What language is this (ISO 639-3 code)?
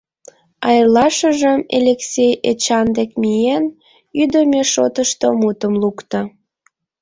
chm